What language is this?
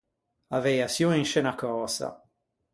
Ligurian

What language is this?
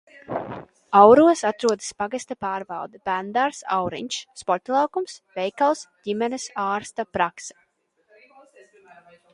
Latvian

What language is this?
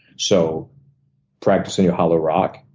English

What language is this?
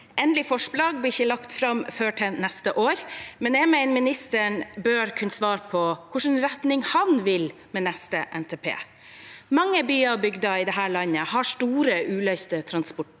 Norwegian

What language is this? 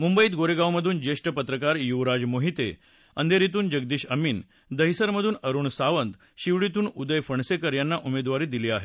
Marathi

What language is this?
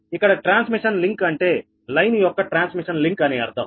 Telugu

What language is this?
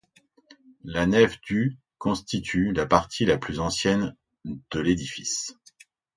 French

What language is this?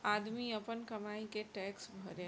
Bhojpuri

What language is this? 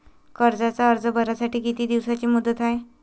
Marathi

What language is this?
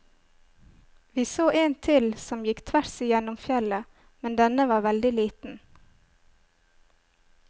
Norwegian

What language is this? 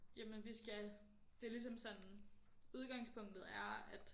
Danish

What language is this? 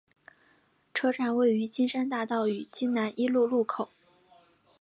Chinese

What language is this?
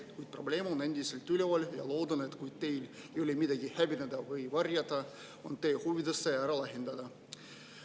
Estonian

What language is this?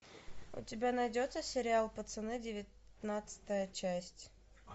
Russian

